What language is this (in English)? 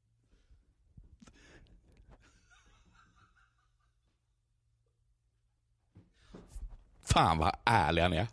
Swedish